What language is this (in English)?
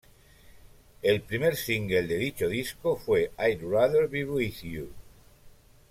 Spanish